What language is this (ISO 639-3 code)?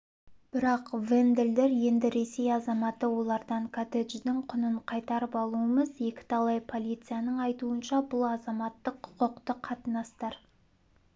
kaz